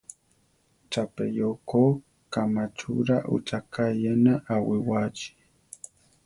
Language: Central Tarahumara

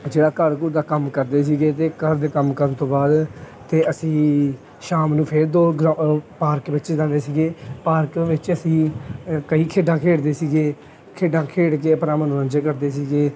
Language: Punjabi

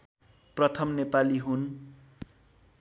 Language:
Nepali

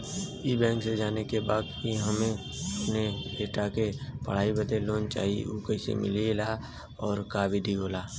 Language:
Bhojpuri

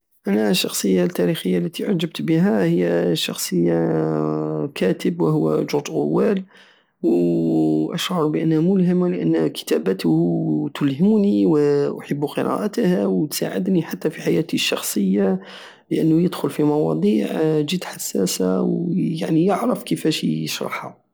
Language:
Algerian Saharan Arabic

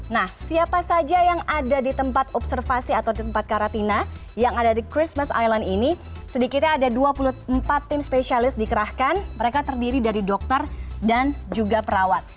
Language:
Indonesian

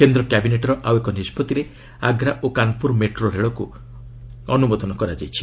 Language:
Odia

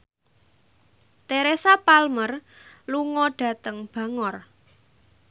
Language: Javanese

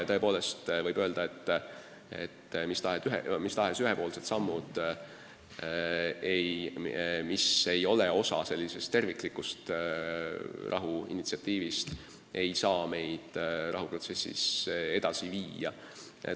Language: Estonian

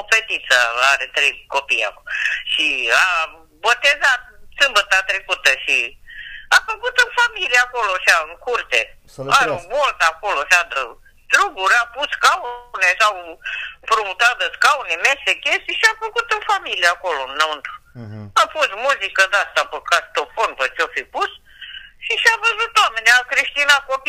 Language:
Romanian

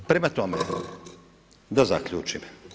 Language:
Croatian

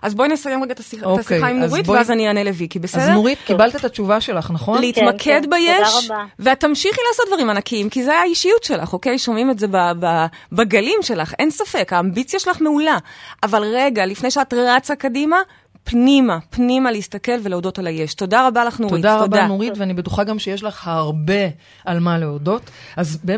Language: Hebrew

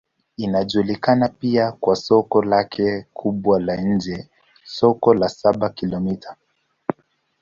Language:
Swahili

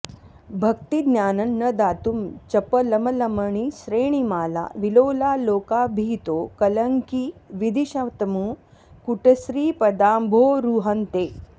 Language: Sanskrit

